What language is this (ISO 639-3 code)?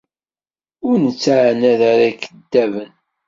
kab